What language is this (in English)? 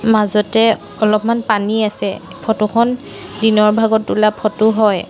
Assamese